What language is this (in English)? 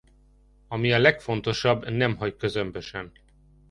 Hungarian